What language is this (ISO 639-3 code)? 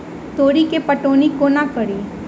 mai